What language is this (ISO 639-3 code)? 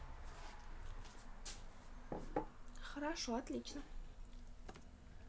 rus